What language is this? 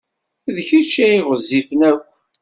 Kabyle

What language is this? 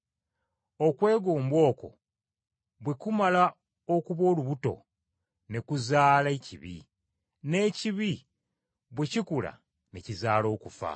Ganda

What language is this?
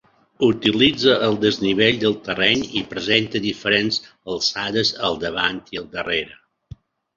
Catalan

